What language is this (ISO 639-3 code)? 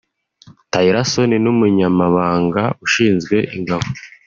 kin